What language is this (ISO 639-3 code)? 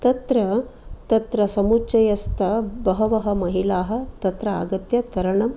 san